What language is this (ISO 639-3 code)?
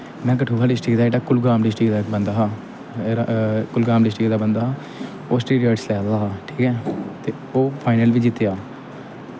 doi